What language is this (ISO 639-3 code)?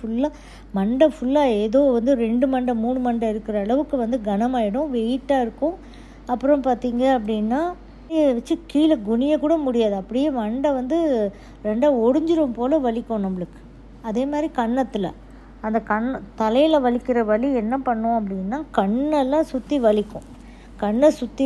tam